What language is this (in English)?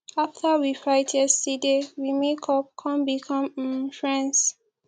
Nigerian Pidgin